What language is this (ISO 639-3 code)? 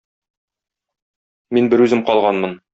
tat